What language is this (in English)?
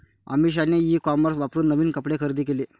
Marathi